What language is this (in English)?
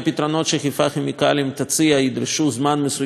Hebrew